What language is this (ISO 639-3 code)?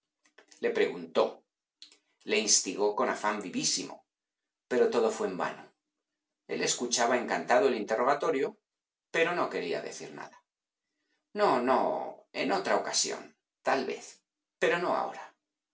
spa